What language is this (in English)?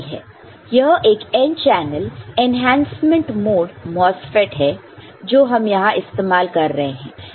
Hindi